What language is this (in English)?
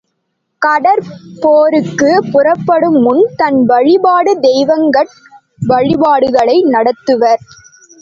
Tamil